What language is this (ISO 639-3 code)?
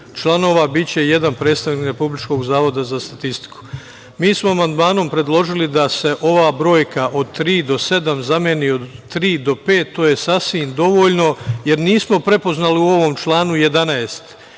srp